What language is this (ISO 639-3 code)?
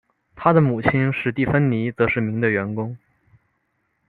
zho